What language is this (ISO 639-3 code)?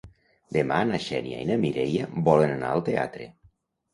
cat